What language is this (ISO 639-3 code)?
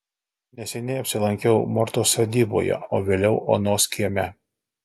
lit